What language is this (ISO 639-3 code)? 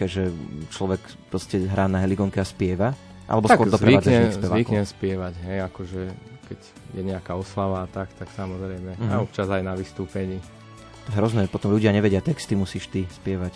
slk